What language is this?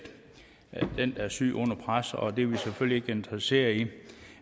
Danish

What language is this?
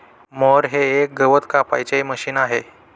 Marathi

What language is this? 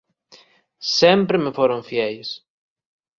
Galician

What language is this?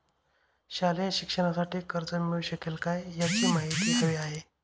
Marathi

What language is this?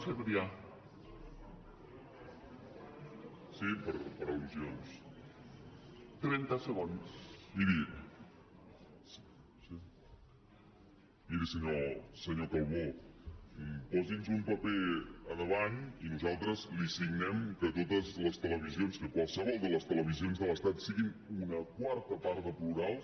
Catalan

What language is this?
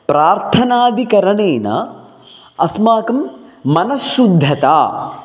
Sanskrit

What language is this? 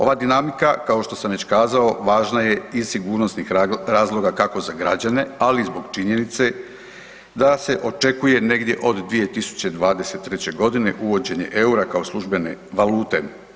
Croatian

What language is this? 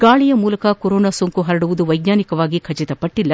Kannada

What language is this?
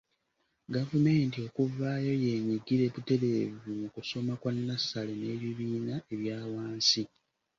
Ganda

